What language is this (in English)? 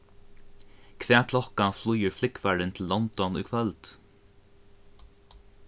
Faroese